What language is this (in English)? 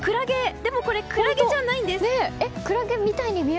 Japanese